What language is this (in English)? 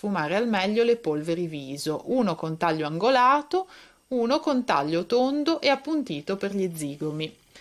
Italian